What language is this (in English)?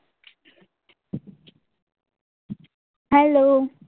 Gujarati